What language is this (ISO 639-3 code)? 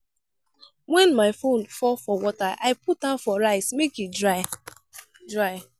pcm